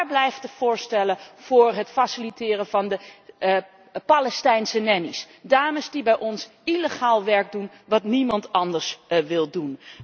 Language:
Dutch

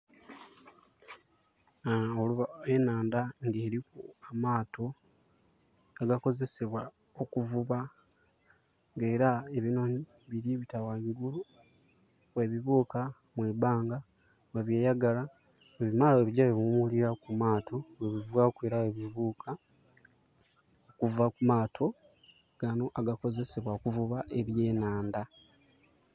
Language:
Soga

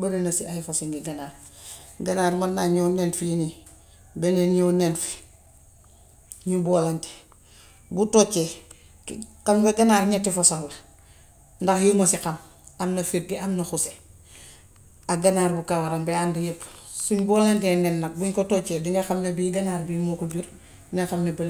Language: Gambian Wolof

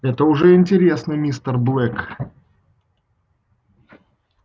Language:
Russian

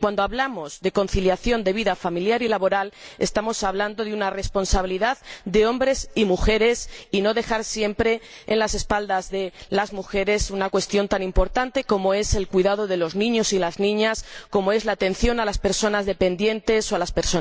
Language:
Spanish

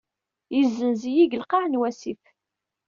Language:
Kabyle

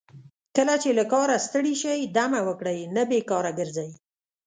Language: Pashto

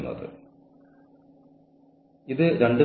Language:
Malayalam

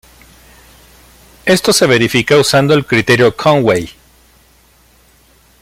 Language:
Spanish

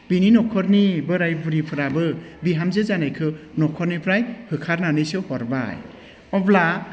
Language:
Bodo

